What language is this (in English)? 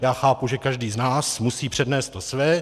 Czech